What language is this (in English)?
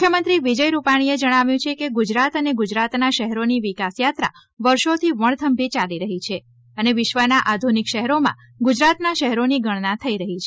Gujarati